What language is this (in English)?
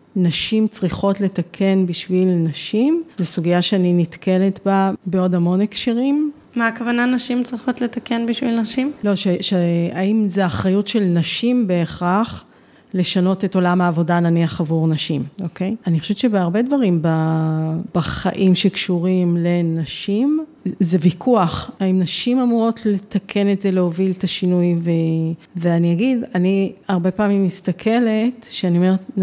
Hebrew